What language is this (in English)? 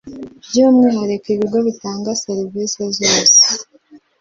Kinyarwanda